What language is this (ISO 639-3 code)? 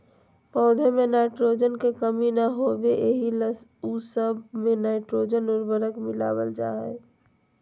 mag